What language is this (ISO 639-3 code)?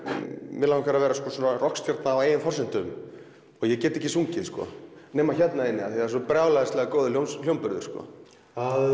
isl